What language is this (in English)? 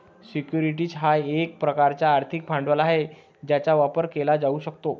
Marathi